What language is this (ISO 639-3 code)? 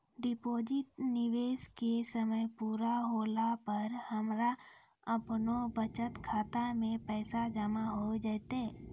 mai